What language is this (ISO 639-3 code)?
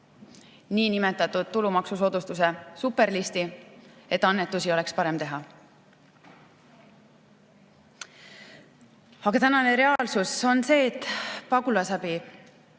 est